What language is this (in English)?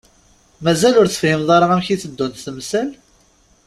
Kabyle